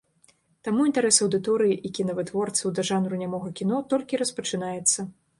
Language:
Belarusian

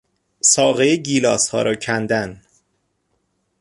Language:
Persian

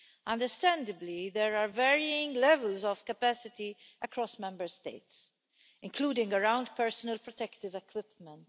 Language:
English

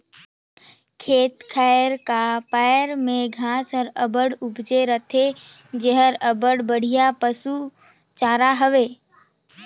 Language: Chhattisgarhi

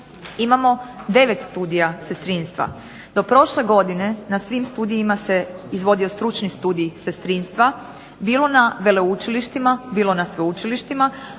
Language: Croatian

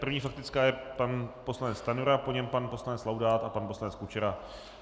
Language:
Czech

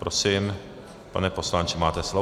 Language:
Czech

